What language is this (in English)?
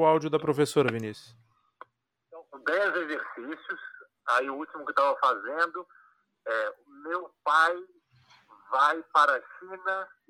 Portuguese